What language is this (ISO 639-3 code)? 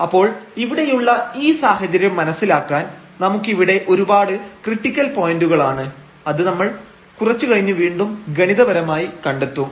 mal